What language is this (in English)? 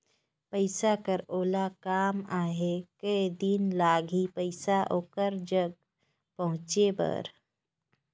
Chhattisgarhi